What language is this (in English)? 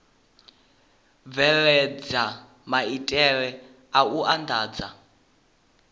Venda